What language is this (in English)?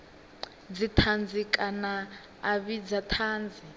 Venda